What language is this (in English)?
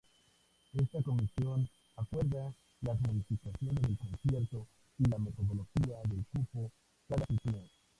Spanish